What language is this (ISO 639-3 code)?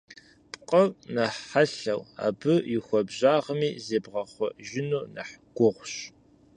kbd